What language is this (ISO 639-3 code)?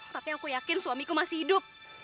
ind